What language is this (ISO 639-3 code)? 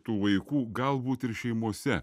lit